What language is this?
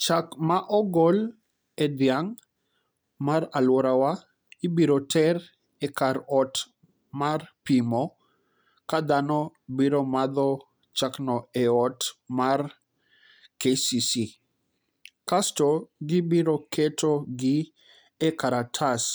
Luo (Kenya and Tanzania)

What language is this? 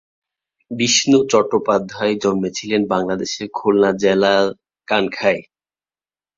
Bangla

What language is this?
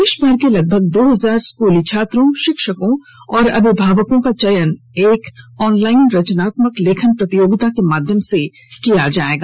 Hindi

